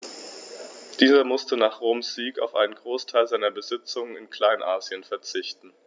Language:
German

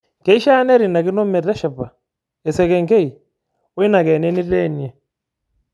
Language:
Masai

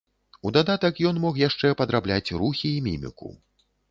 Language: Belarusian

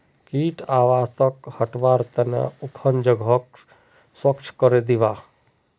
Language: Magahi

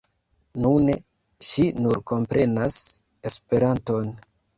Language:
Esperanto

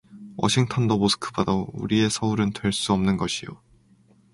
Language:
Korean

